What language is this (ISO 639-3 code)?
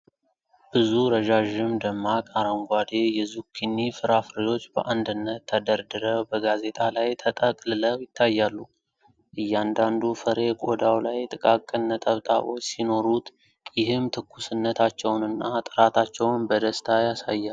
amh